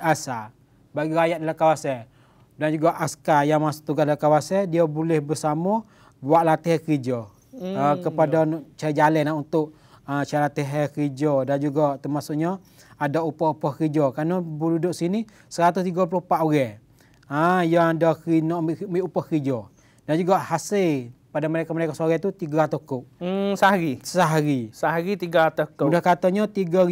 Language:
Malay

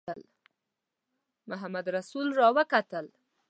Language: Pashto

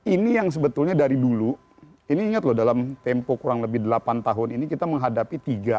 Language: Indonesian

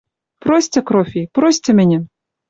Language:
Western Mari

